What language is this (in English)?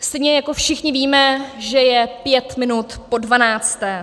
Czech